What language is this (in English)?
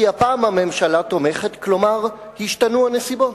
Hebrew